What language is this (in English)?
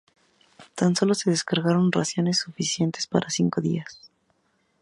Spanish